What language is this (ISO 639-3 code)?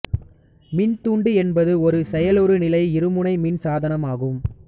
tam